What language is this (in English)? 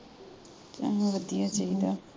Punjabi